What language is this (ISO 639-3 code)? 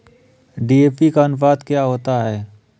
hin